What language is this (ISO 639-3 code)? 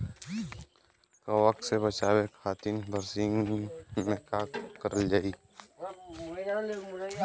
bho